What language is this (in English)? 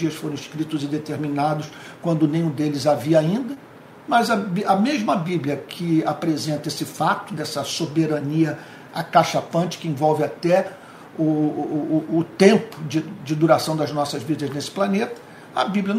Portuguese